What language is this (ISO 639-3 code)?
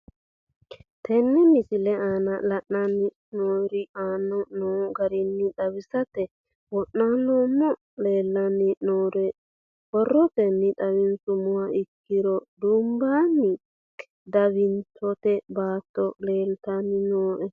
sid